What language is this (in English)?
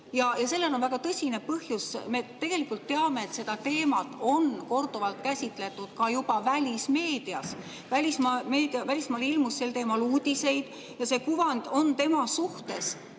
Estonian